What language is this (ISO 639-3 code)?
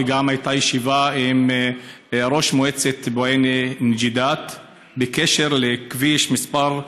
heb